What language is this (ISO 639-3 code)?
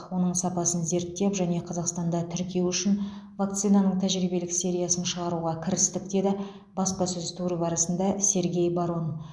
kaz